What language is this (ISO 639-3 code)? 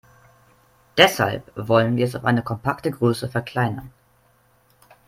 deu